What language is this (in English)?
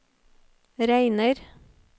Norwegian